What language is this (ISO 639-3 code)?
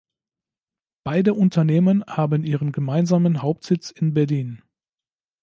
deu